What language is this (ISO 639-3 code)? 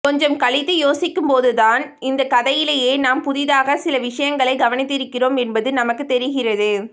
tam